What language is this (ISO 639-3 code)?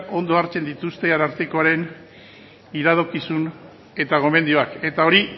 eus